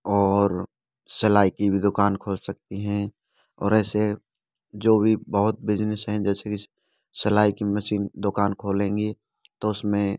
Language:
Hindi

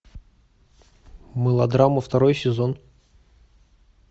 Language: Russian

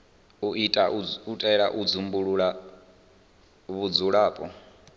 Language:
Venda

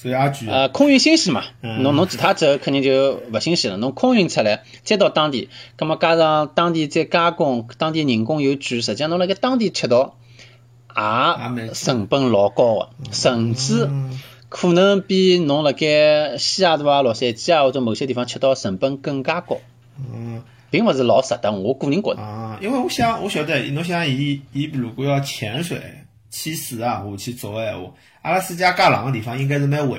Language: Chinese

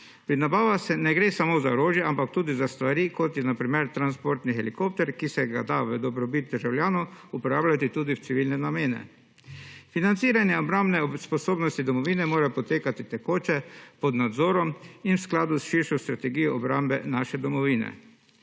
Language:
Slovenian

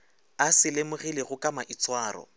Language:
Northern Sotho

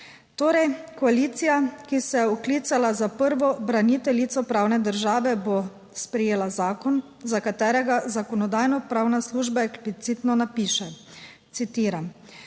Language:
Slovenian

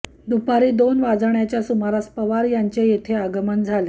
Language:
Marathi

